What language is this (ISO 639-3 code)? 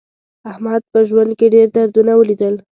pus